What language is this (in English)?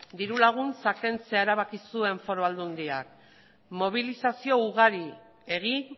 Basque